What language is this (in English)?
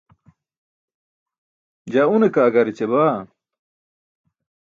Burushaski